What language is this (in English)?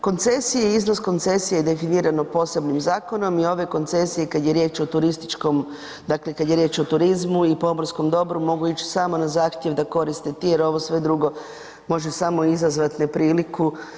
Croatian